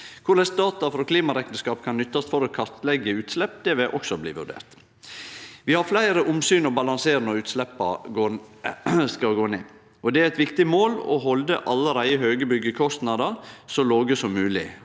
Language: Norwegian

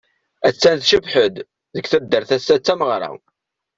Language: Kabyle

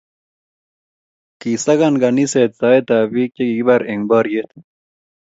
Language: Kalenjin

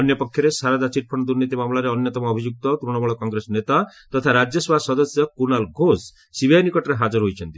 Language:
Odia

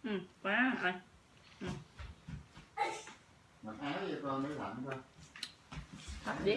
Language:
Vietnamese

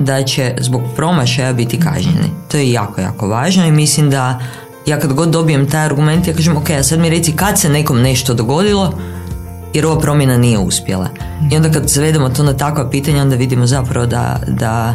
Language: Croatian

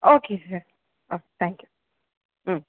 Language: Tamil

